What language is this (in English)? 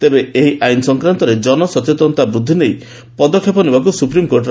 Odia